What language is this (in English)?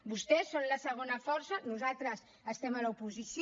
Catalan